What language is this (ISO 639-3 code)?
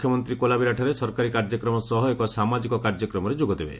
ori